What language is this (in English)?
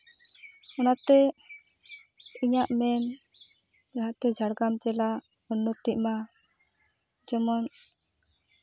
Santali